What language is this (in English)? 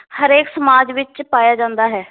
Punjabi